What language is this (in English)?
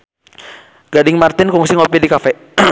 Sundanese